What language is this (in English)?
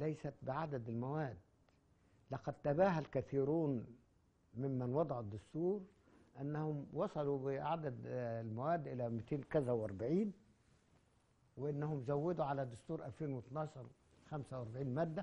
Arabic